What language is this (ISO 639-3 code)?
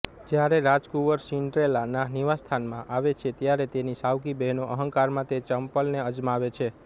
guj